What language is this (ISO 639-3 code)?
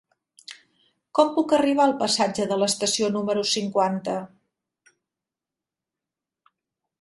cat